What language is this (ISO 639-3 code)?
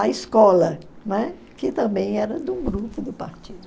por